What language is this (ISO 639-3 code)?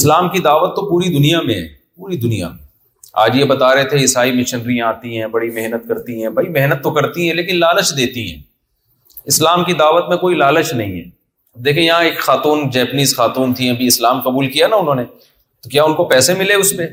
urd